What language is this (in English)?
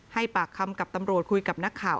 Thai